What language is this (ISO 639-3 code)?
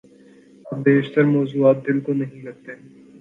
urd